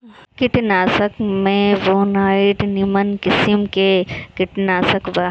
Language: Bhojpuri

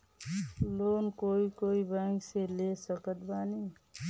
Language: Bhojpuri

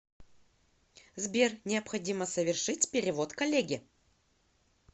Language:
Russian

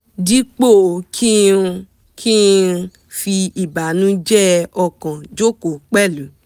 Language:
Yoruba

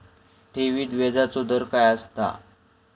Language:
Marathi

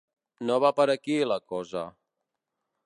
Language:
Catalan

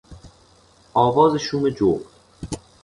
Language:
Persian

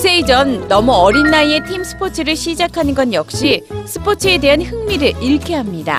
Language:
Korean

